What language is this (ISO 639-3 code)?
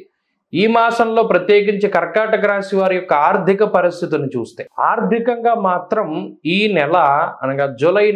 tel